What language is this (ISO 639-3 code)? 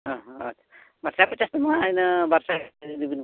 sat